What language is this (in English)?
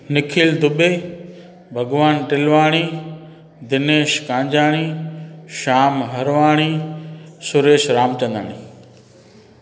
Sindhi